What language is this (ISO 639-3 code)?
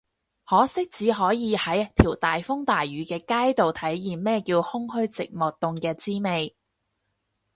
yue